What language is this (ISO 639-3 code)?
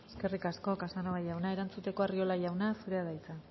eus